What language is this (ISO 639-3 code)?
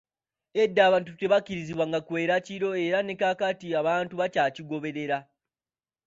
lug